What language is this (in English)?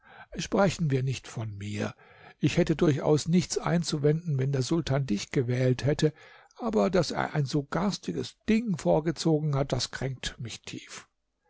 German